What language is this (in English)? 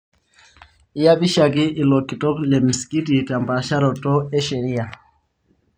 Masai